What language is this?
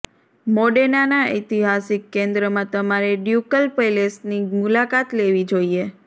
Gujarati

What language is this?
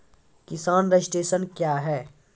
Maithili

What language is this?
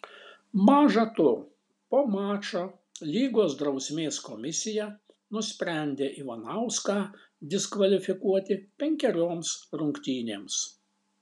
Lithuanian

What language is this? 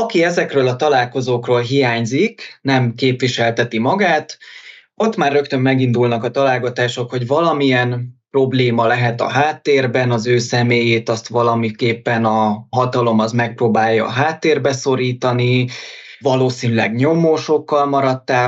Hungarian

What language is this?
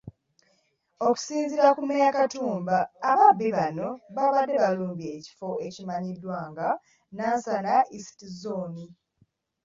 Ganda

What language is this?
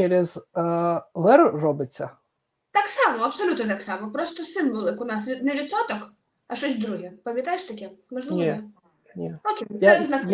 Ukrainian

